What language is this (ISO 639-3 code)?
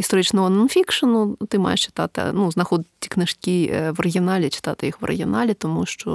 ukr